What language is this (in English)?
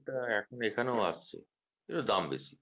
Bangla